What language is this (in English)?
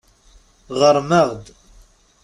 Kabyle